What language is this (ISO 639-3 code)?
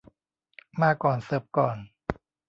tha